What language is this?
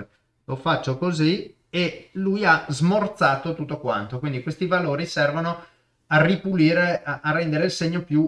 Italian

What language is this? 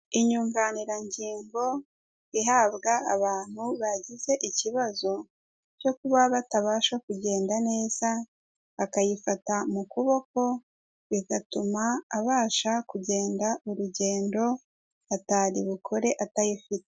Kinyarwanda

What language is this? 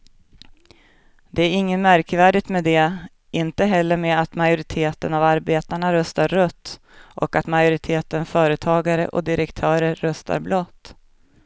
Swedish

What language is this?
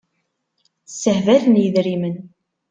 Kabyle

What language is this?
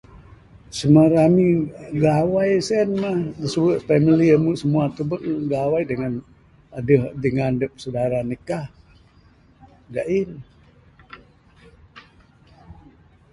Bukar-Sadung Bidayuh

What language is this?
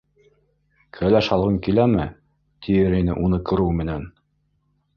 Bashkir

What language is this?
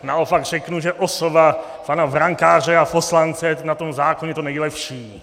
Czech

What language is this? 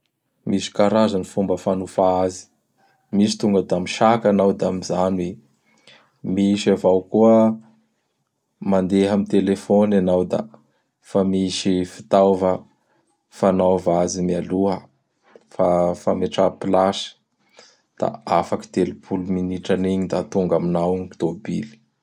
Bara Malagasy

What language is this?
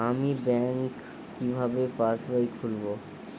Bangla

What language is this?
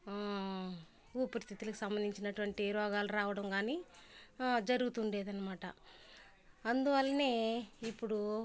Telugu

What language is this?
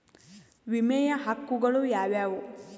Kannada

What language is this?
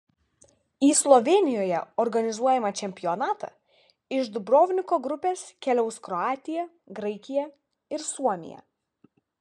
Lithuanian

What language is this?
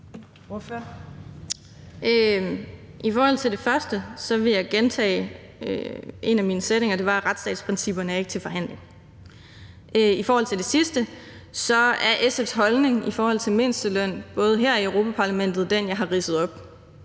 Danish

